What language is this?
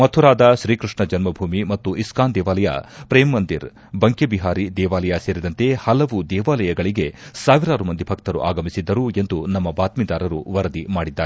Kannada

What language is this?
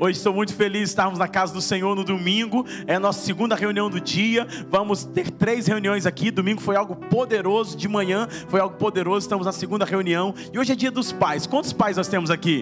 Portuguese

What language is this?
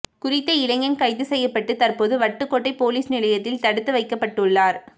Tamil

